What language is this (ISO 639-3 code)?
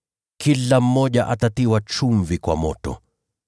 swa